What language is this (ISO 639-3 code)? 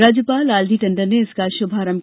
hin